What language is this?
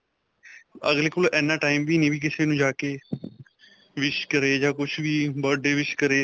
Punjabi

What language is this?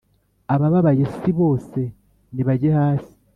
Kinyarwanda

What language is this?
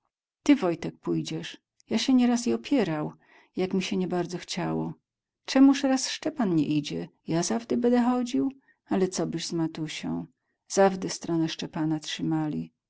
Polish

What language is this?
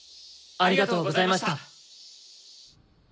Japanese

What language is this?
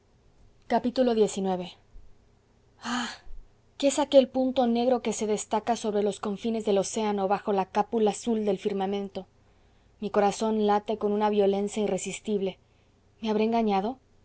Spanish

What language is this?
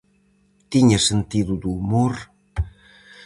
Galician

